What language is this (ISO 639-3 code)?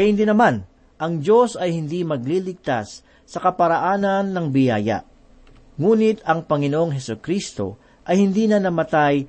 fil